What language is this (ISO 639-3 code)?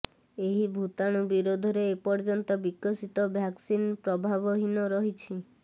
ori